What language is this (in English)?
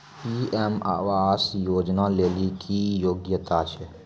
Maithili